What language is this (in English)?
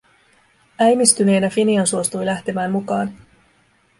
Finnish